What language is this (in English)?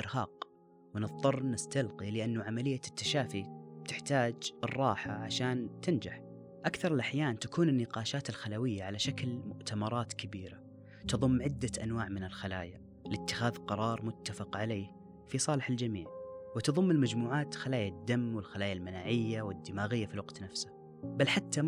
Arabic